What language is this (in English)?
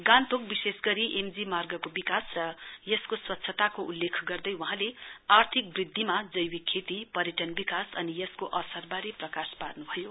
Nepali